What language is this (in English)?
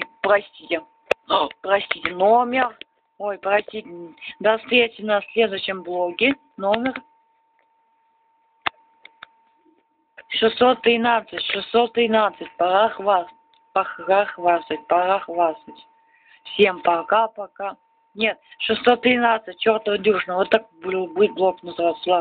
Russian